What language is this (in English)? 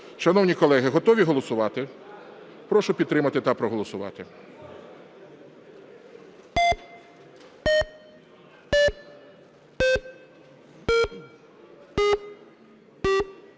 Ukrainian